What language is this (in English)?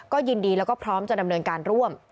Thai